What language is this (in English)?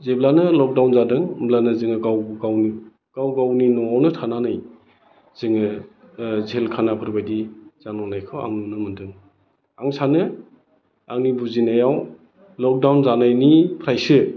Bodo